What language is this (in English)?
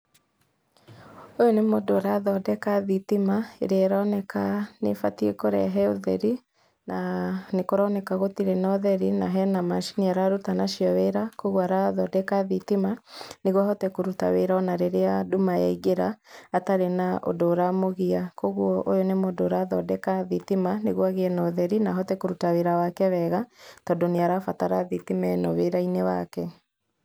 Kikuyu